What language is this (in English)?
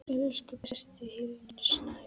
Icelandic